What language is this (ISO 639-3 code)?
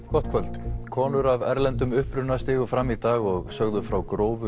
isl